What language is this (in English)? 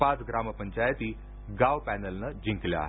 Marathi